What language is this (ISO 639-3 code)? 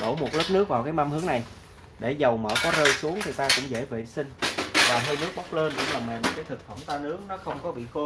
vie